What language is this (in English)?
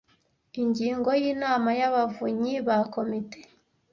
Kinyarwanda